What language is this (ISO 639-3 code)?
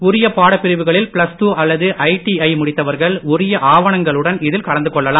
tam